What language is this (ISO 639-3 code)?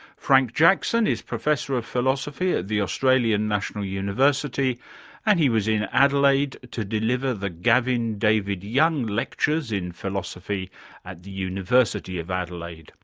eng